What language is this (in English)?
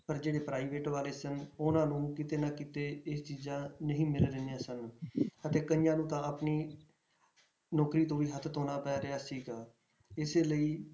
Punjabi